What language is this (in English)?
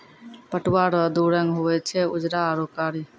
Maithili